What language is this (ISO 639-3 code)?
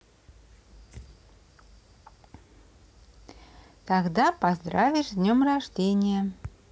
rus